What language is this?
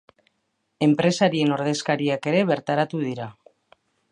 Basque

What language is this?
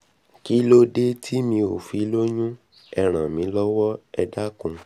Yoruba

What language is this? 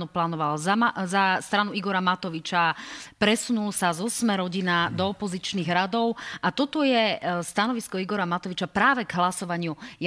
Slovak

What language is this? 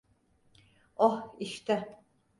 Turkish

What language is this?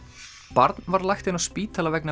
Icelandic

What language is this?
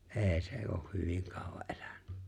Finnish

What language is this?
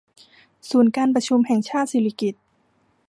Thai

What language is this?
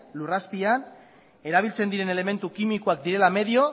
Basque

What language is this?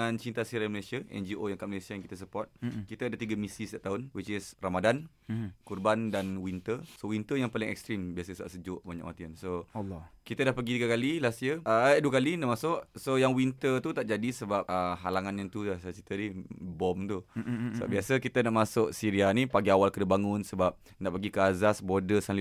Malay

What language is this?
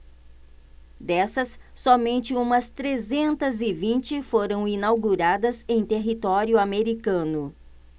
Portuguese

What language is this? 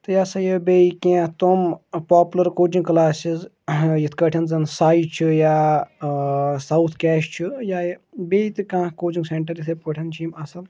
Kashmiri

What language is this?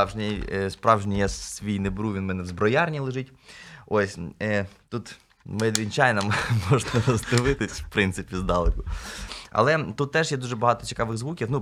Ukrainian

